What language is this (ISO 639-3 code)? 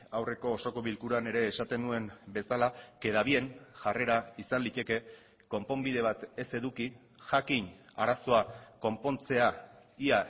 eus